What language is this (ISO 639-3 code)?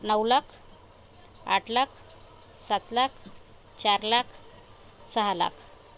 mar